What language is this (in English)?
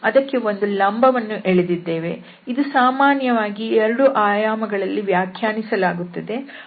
Kannada